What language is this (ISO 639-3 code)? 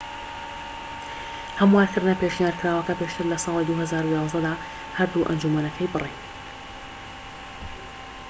ckb